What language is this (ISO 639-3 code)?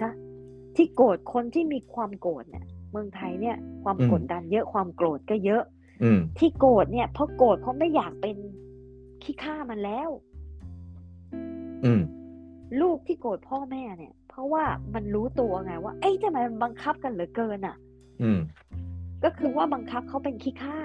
tha